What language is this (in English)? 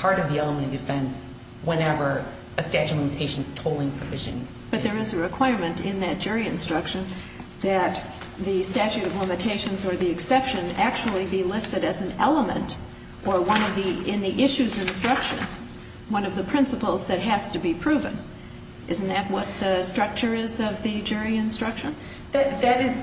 English